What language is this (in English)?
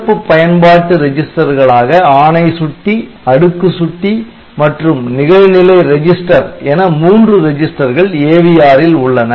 Tamil